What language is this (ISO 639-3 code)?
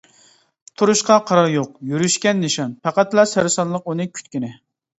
uig